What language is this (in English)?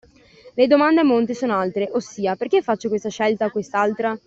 Italian